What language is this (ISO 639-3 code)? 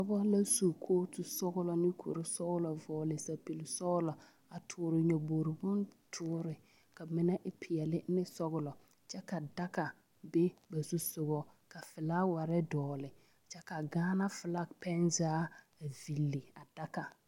dga